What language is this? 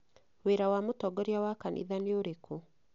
Kikuyu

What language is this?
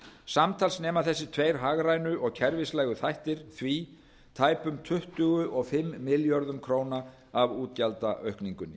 Icelandic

